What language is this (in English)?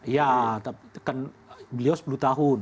Indonesian